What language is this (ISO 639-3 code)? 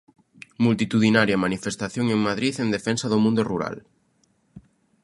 glg